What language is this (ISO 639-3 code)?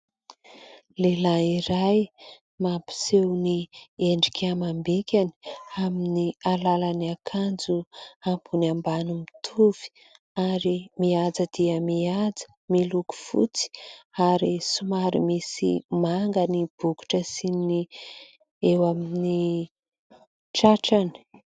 mlg